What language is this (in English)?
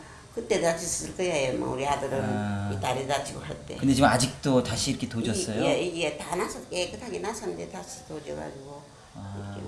Korean